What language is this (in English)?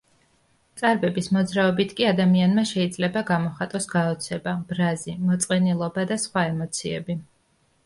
Georgian